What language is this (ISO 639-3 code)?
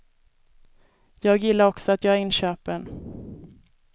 swe